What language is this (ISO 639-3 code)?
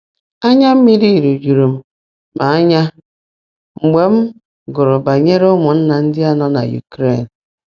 ibo